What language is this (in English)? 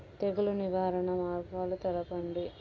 Telugu